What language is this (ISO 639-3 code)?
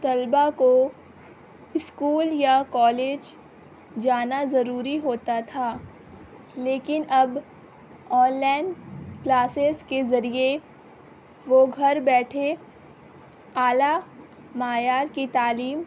urd